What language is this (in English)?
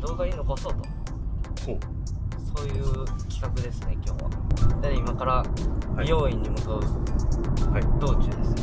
Japanese